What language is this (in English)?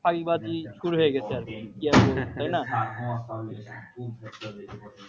Bangla